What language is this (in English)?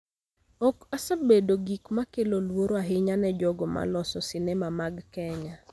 Luo (Kenya and Tanzania)